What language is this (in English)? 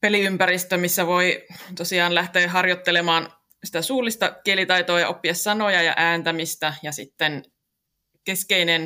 Finnish